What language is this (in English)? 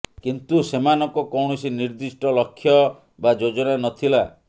Odia